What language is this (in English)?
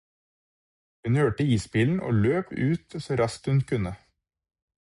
Norwegian Bokmål